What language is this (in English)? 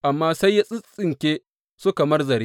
Hausa